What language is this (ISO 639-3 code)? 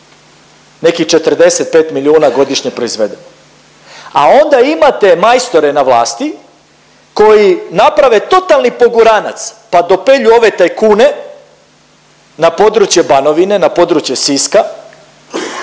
hrv